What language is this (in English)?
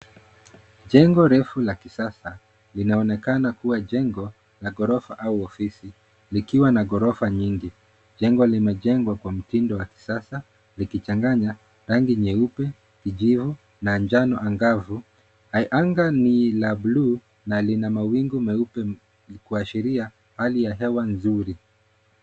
Swahili